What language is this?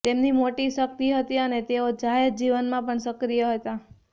Gujarati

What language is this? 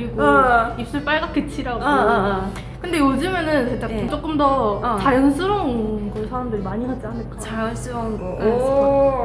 Korean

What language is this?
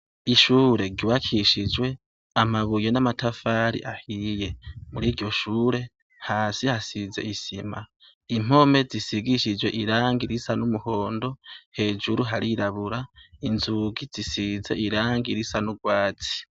Rundi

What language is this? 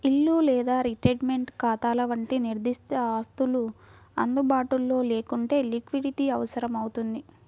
Telugu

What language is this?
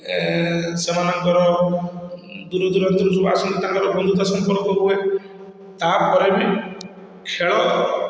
Odia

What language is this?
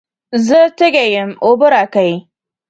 Pashto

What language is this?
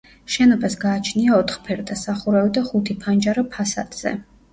Georgian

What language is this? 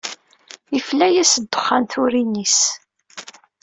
Kabyle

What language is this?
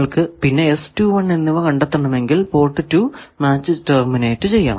Malayalam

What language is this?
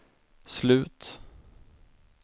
Swedish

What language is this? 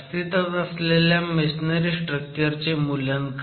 Marathi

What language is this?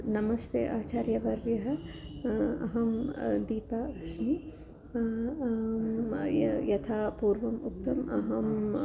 Sanskrit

